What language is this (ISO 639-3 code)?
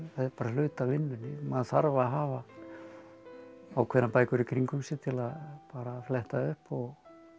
isl